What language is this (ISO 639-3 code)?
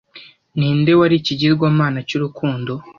kin